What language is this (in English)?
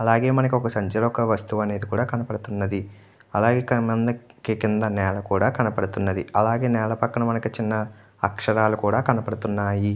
Telugu